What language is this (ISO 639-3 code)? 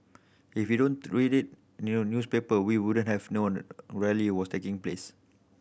eng